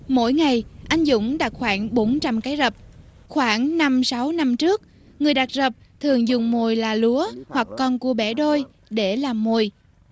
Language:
Vietnamese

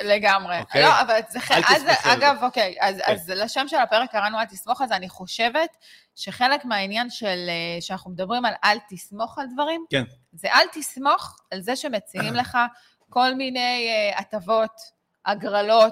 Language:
Hebrew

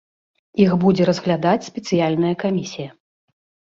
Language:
Belarusian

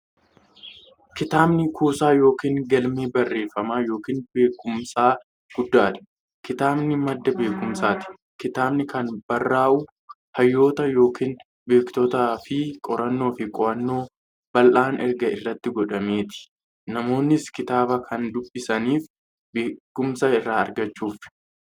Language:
Oromo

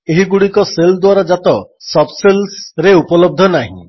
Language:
Odia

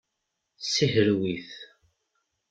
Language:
Kabyle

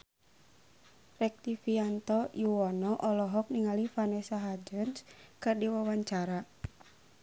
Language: Sundanese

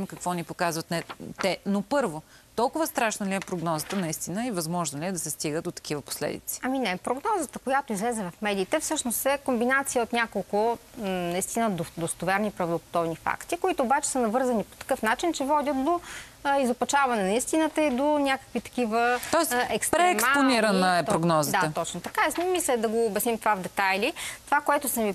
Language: Bulgarian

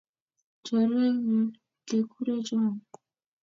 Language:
Kalenjin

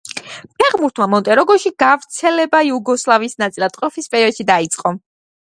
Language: Georgian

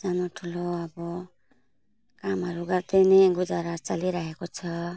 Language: Nepali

